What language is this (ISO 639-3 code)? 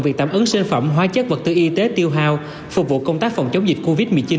vie